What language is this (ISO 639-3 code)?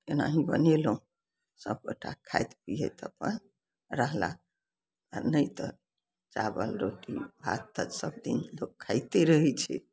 mai